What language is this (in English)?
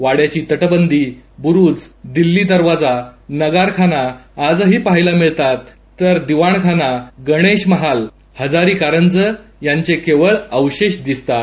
Marathi